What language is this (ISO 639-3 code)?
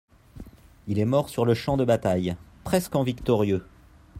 fra